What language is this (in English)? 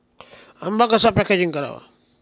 Marathi